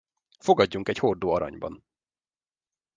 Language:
Hungarian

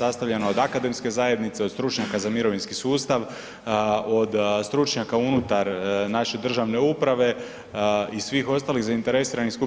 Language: Croatian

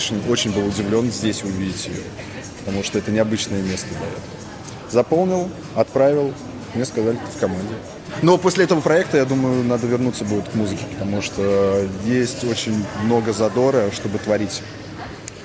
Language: Russian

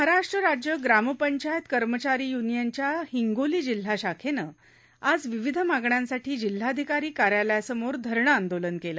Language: Marathi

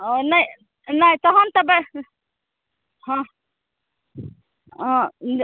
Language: Maithili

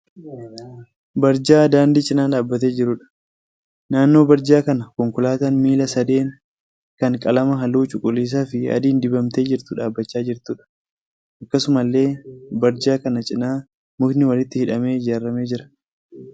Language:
Oromo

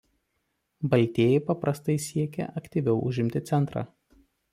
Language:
Lithuanian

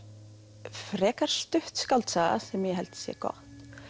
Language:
Icelandic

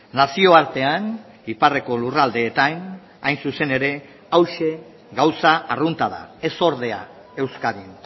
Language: Basque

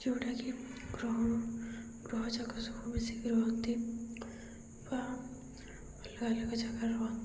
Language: Odia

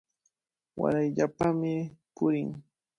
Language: Cajatambo North Lima Quechua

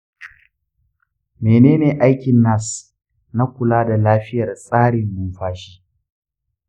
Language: Hausa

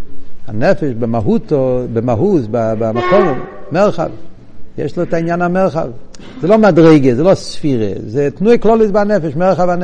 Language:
Hebrew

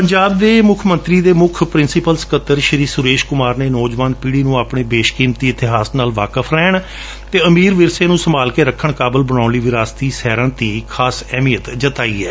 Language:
Punjabi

